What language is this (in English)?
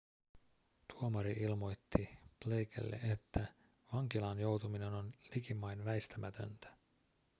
Finnish